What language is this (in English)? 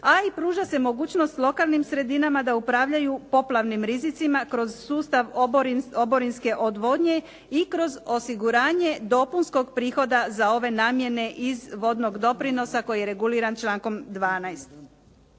Croatian